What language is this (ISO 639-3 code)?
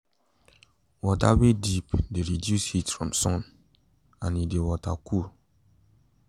pcm